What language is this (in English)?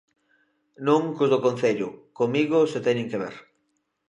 Galician